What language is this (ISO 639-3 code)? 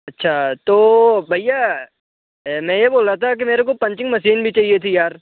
hin